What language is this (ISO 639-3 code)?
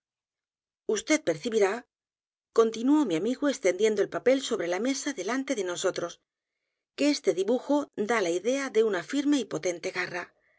spa